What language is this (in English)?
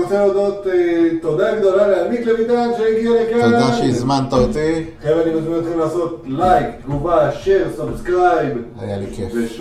Hebrew